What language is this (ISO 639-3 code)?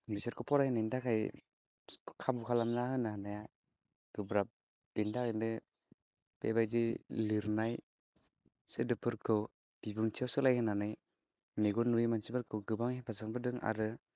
brx